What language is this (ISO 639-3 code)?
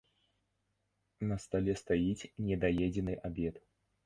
bel